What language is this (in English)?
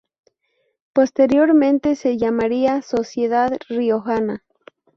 Spanish